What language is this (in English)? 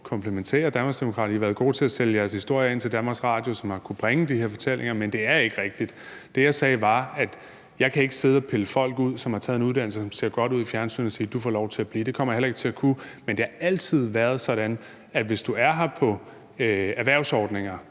Danish